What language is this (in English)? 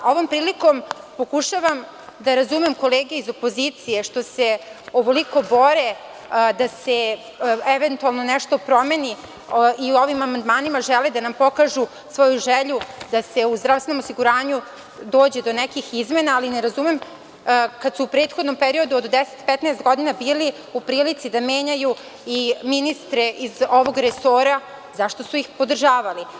Serbian